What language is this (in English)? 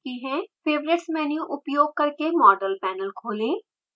Hindi